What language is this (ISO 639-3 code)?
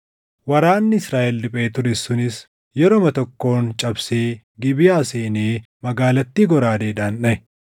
orm